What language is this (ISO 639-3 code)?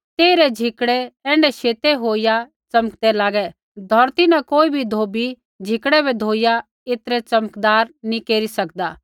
kfx